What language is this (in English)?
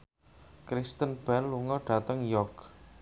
Javanese